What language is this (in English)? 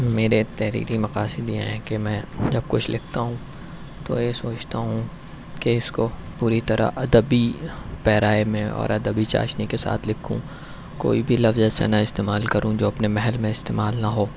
Urdu